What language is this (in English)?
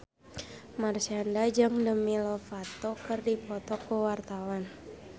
Sundanese